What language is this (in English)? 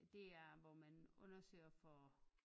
Danish